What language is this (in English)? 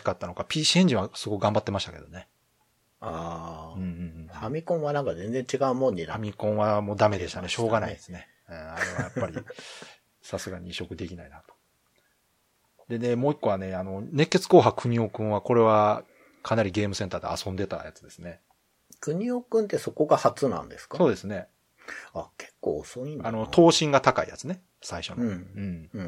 Japanese